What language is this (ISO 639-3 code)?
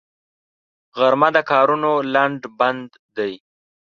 pus